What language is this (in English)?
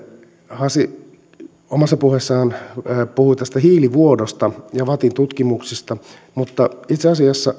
Finnish